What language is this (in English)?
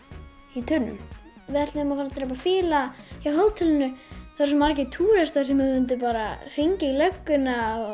Icelandic